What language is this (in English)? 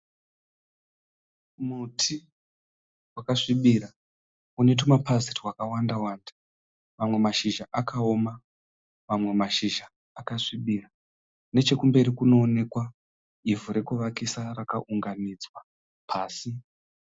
Shona